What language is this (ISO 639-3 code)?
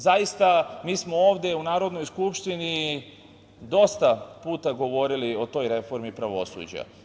srp